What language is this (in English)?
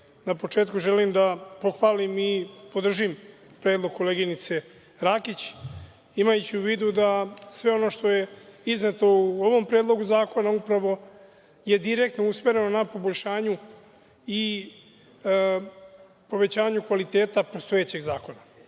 Serbian